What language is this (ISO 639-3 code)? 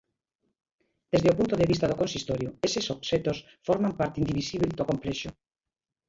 glg